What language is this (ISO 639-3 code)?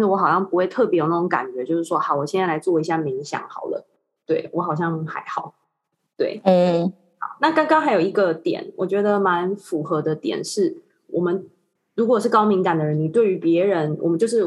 zho